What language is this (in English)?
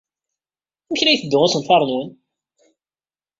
Kabyle